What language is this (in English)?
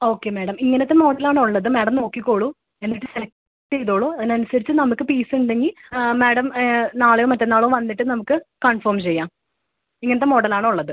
Malayalam